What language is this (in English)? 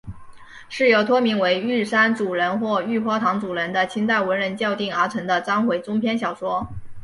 Chinese